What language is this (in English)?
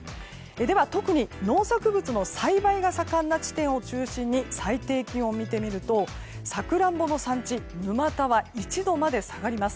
Japanese